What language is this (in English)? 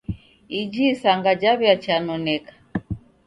Taita